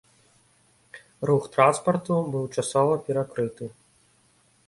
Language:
Belarusian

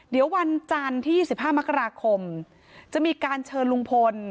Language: Thai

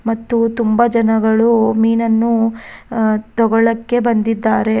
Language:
Kannada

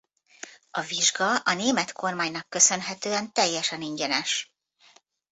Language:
Hungarian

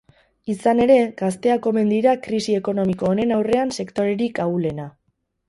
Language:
Basque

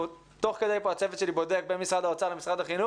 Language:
Hebrew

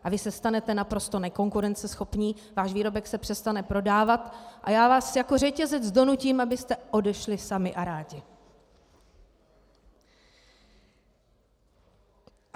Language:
Czech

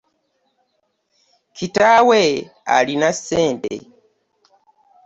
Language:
Ganda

